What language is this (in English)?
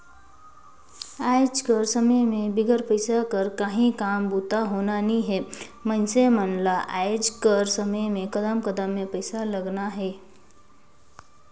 Chhattisgarhi